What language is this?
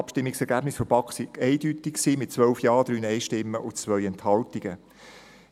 Swiss German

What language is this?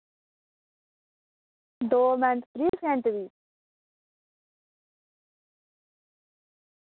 Dogri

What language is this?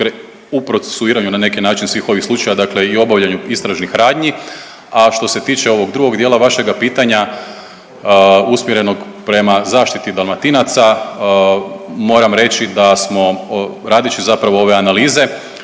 Croatian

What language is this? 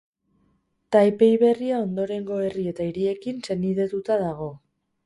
Basque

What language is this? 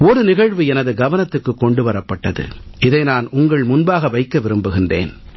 Tamil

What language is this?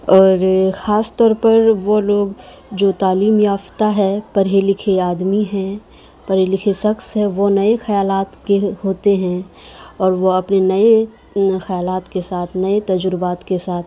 Urdu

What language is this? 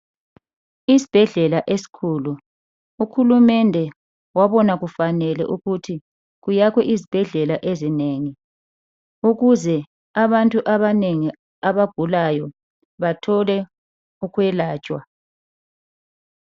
North Ndebele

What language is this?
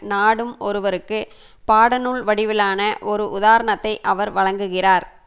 Tamil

